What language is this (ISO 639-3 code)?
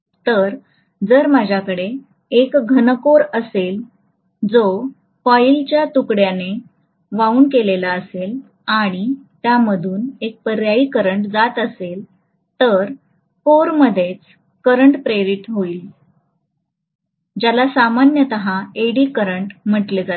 mar